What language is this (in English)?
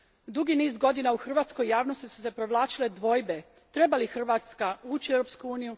Croatian